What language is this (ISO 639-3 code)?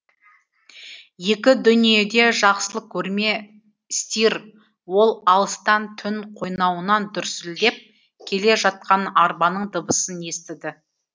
kaz